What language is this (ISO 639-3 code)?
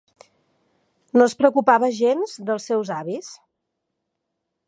cat